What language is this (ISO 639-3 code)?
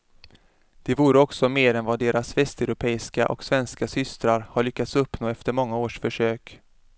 swe